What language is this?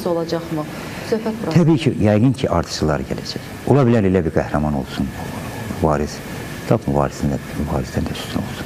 Turkish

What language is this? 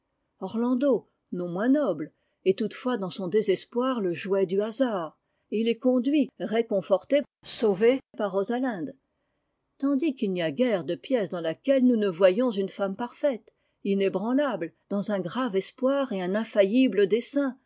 French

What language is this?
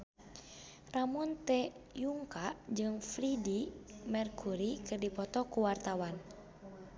Sundanese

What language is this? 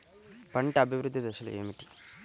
Telugu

